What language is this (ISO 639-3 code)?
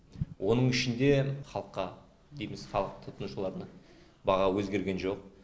kaz